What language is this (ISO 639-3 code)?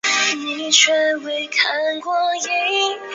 zho